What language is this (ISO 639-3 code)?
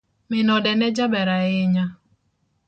luo